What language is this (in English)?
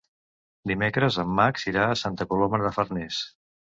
Catalan